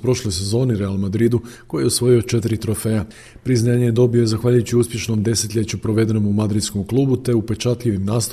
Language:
Croatian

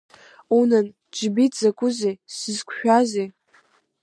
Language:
Abkhazian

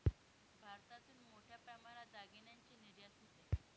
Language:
Marathi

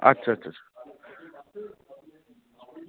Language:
Bangla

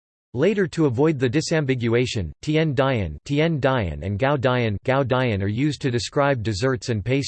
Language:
English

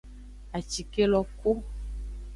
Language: Aja (Benin)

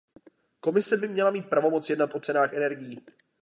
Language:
Czech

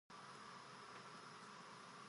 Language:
Japanese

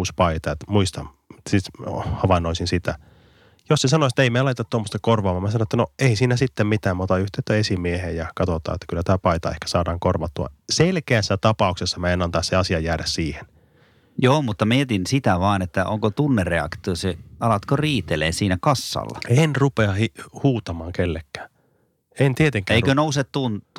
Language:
Finnish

